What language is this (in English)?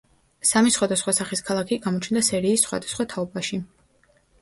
Georgian